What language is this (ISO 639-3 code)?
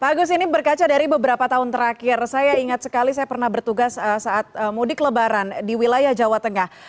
ind